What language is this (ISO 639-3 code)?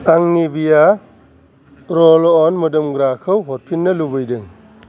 brx